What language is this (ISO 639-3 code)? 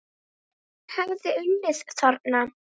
isl